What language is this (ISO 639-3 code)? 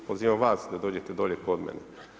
hrv